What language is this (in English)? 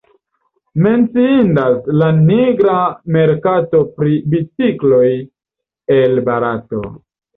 Esperanto